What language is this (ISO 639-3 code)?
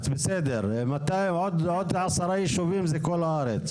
heb